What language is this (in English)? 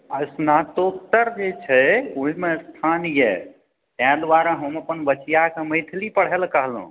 Maithili